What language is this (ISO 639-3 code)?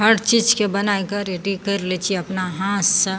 mai